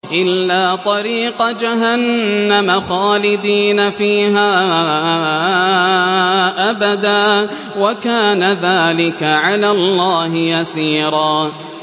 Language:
Arabic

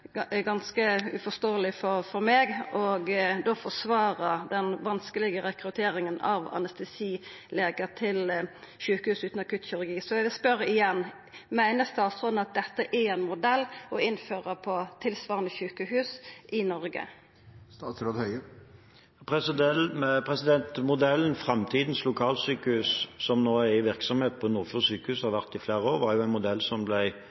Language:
Norwegian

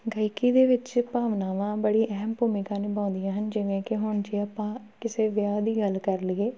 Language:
Punjabi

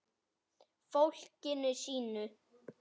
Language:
Icelandic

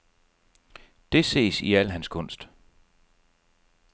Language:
Danish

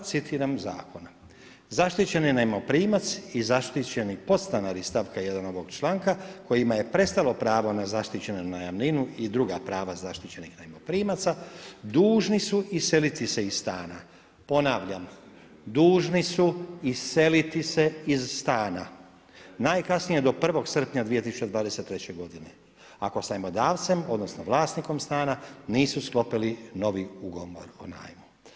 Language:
Croatian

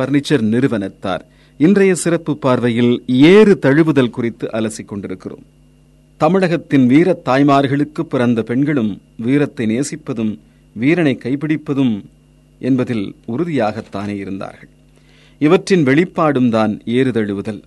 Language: Tamil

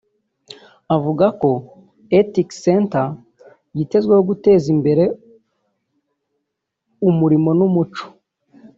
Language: Kinyarwanda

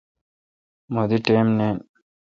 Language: Kalkoti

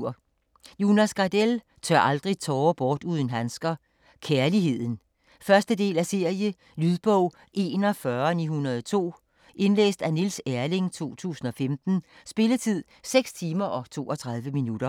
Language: Danish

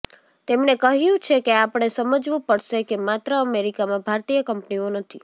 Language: Gujarati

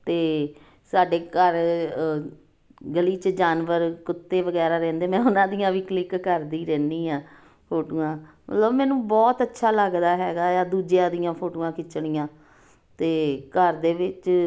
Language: Punjabi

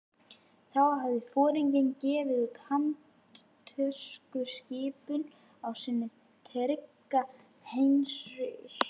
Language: Icelandic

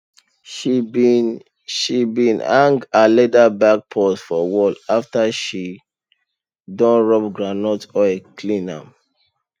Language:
Nigerian Pidgin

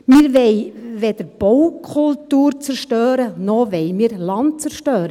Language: Swiss German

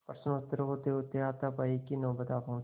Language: Hindi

